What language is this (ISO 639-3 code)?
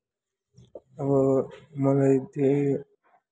nep